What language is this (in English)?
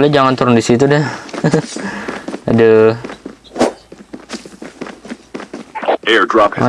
Indonesian